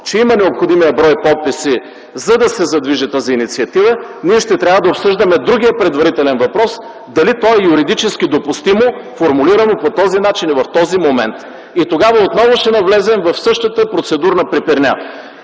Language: Bulgarian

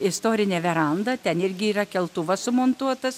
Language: Lithuanian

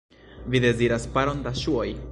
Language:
Esperanto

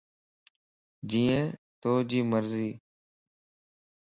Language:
Lasi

